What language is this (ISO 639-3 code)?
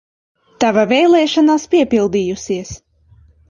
lav